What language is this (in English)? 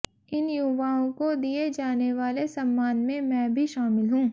Hindi